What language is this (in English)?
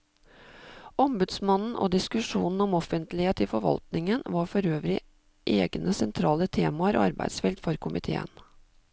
Norwegian